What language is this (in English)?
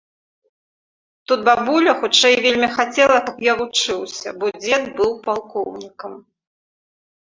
Belarusian